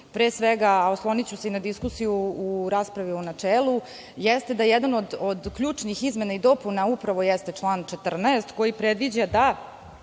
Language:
Serbian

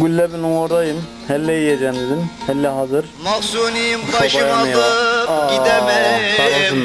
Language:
Turkish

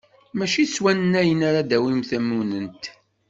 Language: Kabyle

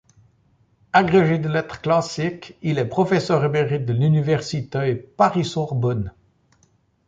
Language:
French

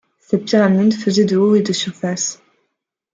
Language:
French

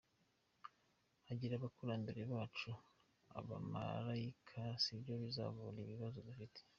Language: Kinyarwanda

